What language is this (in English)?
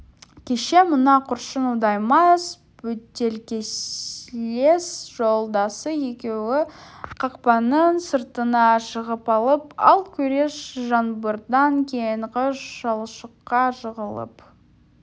Kazakh